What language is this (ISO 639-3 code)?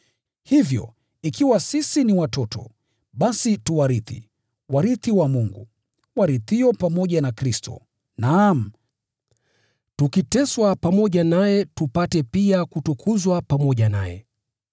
swa